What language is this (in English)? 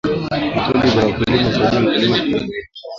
Swahili